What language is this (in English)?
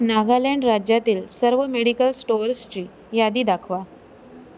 Marathi